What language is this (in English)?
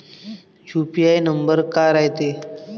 Marathi